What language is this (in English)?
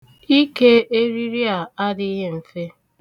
Igbo